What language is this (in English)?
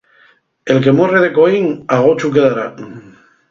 Asturian